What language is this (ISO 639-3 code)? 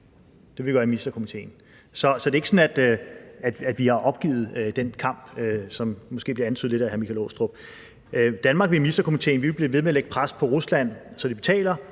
dan